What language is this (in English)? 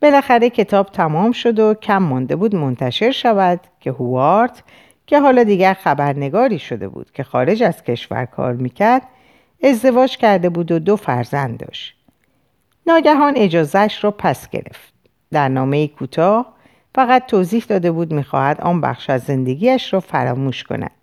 Persian